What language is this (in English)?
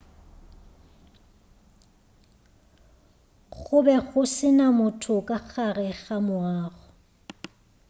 Northern Sotho